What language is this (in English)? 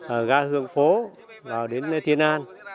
Vietnamese